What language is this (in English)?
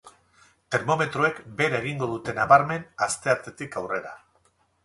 Basque